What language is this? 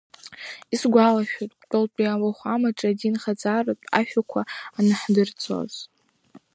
Abkhazian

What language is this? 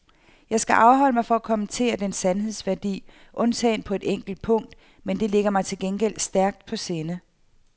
Danish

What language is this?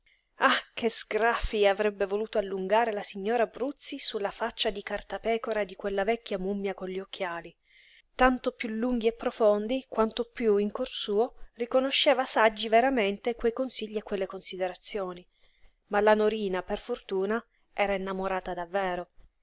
Italian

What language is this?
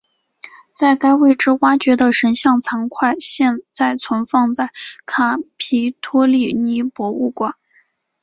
Chinese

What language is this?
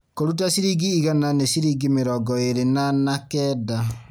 Kikuyu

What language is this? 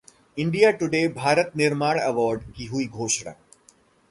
Hindi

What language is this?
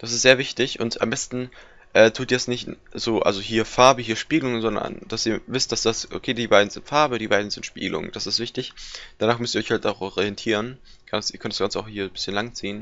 German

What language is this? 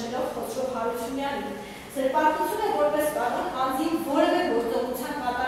Turkish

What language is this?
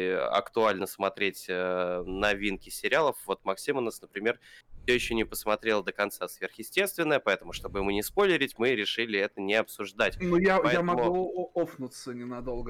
Russian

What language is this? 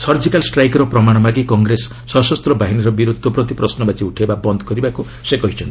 Odia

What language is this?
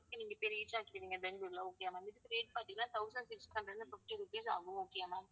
Tamil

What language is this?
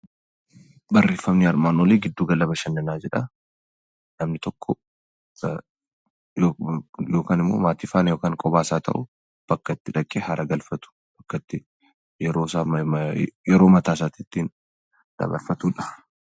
Oromo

